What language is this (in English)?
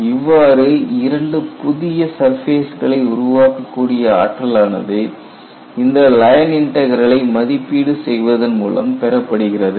Tamil